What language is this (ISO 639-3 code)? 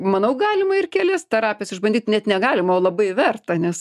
lit